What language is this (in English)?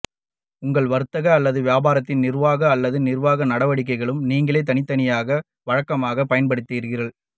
Tamil